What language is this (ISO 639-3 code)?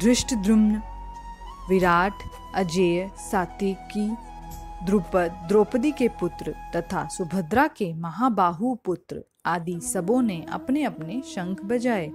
hin